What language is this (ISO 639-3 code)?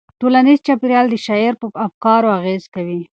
pus